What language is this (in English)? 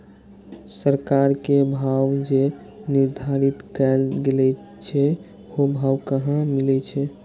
Maithili